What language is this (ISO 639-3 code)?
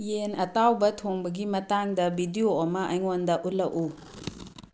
mni